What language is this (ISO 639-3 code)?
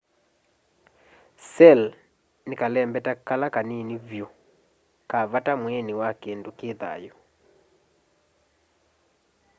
kam